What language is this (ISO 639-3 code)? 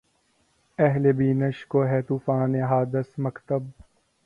urd